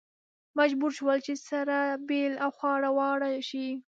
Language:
Pashto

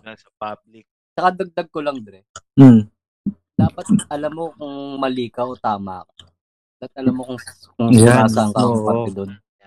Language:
Filipino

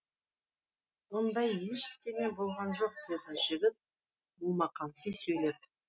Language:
Kazakh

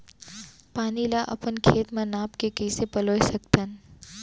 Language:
Chhattisgarhi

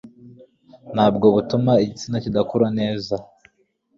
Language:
Kinyarwanda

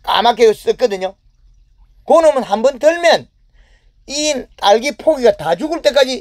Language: Korean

